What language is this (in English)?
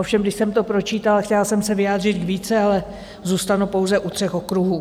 Czech